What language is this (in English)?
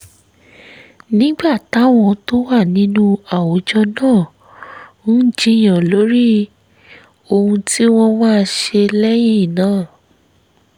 Yoruba